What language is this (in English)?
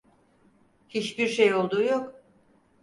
Turkish